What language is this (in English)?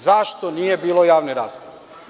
Serbian